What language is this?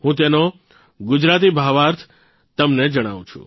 Gujarati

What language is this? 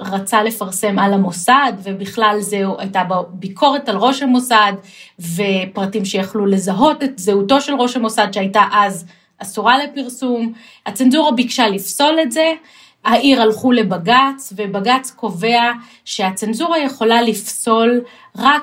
Hebrew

